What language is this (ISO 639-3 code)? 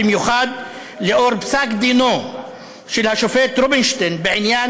heb